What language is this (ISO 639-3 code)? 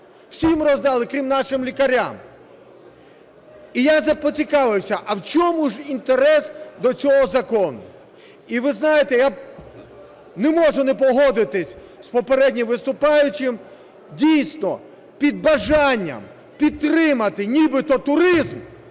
ukr